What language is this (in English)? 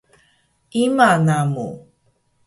Taroko